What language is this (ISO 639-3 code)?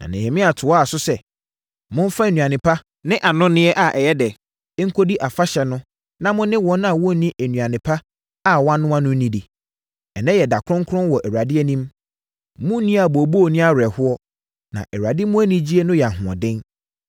aka